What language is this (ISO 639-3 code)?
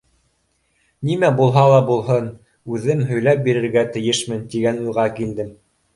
bak